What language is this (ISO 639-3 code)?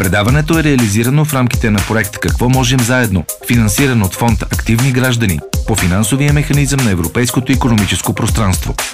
bul